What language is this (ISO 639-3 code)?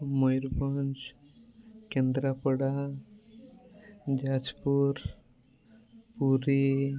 ori